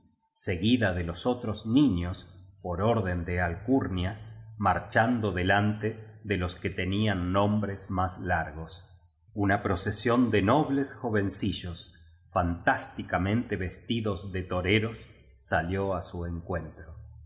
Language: Spanish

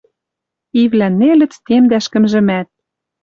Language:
Western Mari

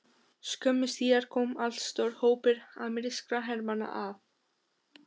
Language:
Icelandic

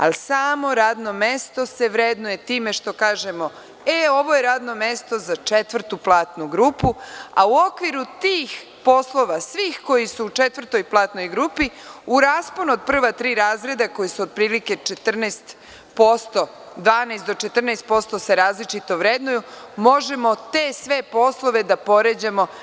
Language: Serbian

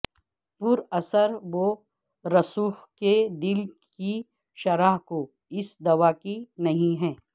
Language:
Urdu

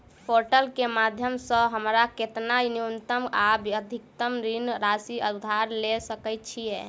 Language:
Maithili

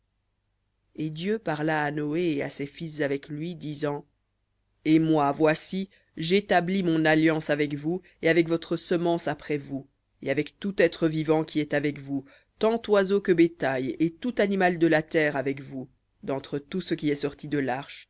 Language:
French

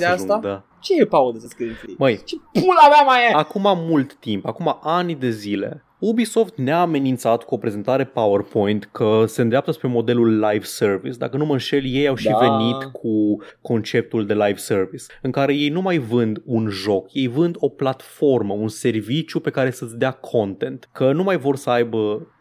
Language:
Romanian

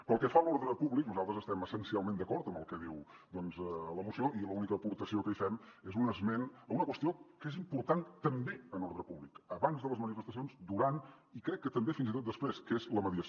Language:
Catalan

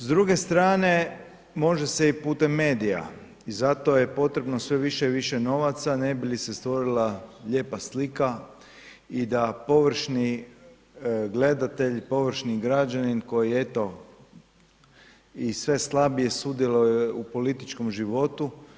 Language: Croatian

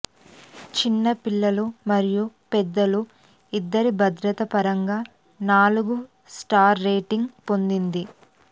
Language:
Telugu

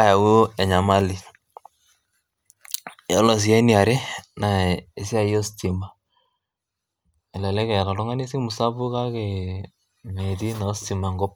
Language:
Masai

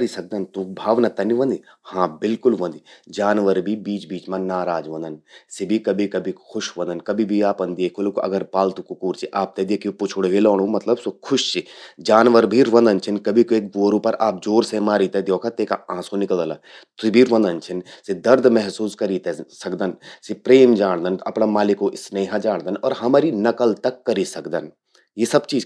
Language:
Garhwali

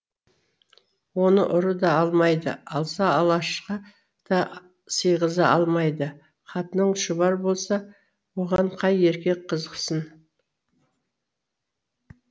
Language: Kazakh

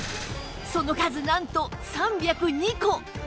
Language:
Japanese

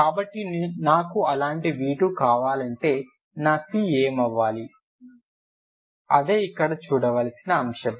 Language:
Telugu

